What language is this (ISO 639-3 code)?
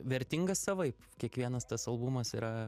lit